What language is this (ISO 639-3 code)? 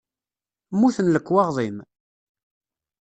kab